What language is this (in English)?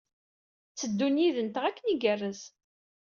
Kabyle